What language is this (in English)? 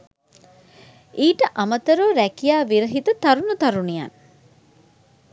Sinhala